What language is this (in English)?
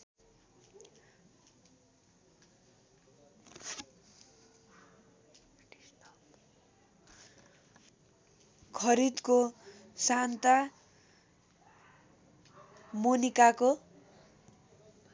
Nepali